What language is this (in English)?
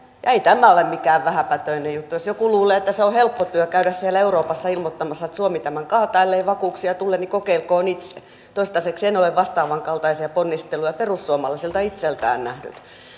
Finnish